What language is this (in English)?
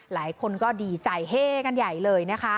Thai